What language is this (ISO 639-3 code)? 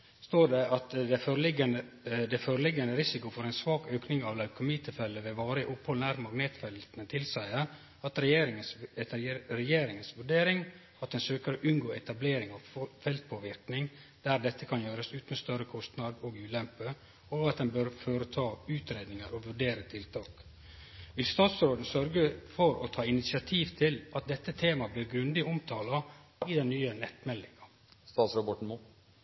nno